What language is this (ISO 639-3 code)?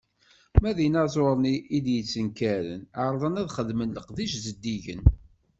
kab